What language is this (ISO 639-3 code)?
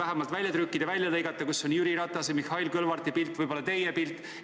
est